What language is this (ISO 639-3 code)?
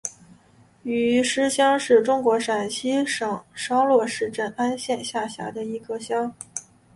zho